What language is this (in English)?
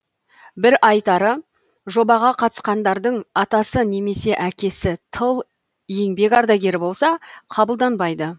Kazakh